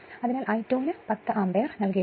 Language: Malayalam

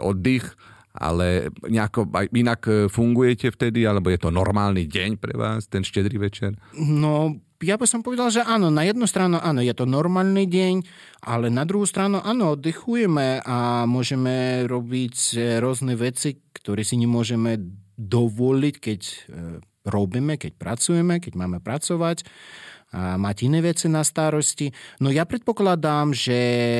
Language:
Slovak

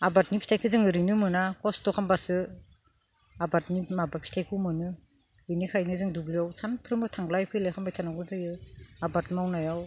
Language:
Bodo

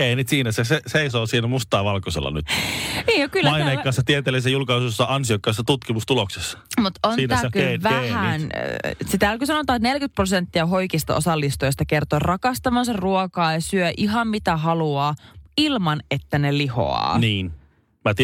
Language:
Finnish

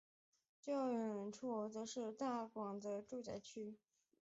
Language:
Chinese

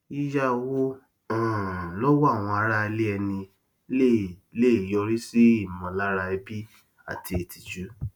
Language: Yoruba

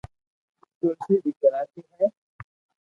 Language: Loarki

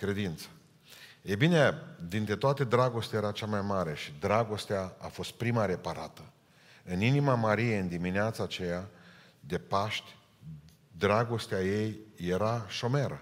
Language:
Romanian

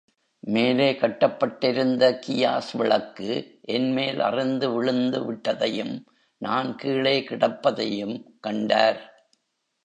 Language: Tamil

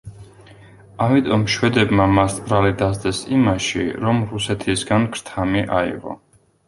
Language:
Georgian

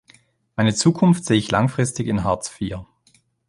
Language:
German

